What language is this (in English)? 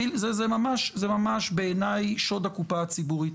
Hebrew